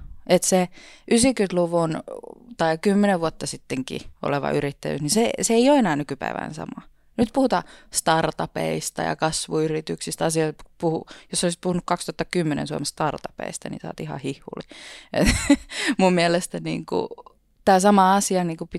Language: Finnish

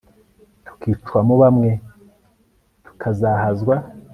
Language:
Kinyarwanda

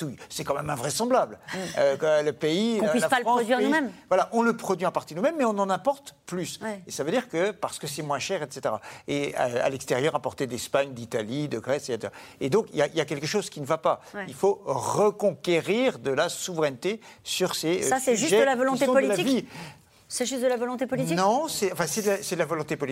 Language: French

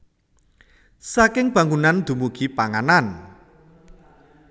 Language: Javanese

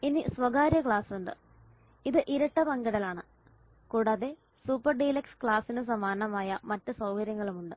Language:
Malayalam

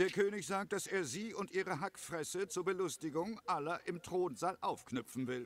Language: German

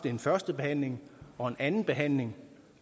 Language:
Danish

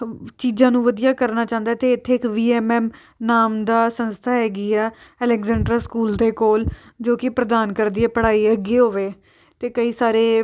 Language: Punjabi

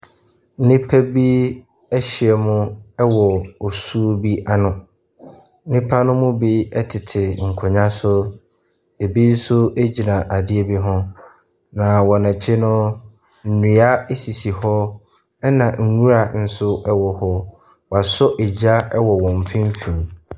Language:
Akan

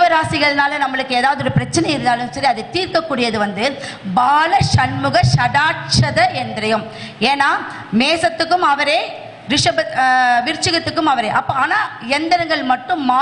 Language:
Tamil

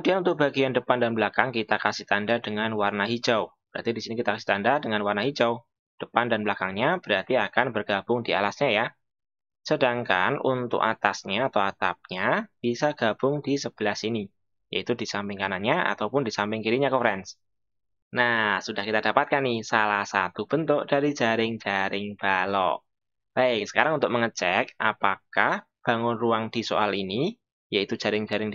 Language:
Indonesian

